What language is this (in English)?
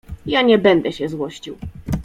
Polish